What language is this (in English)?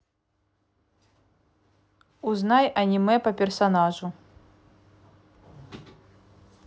Russian